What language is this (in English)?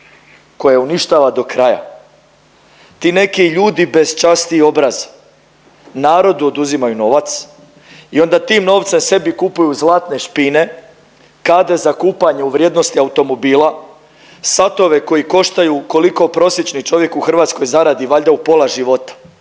Croatian